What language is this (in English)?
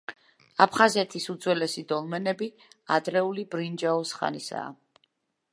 Georgian